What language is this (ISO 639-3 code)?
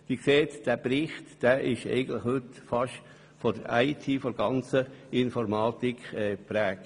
gsw